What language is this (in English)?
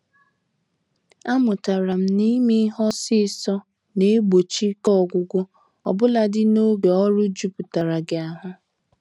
Igbo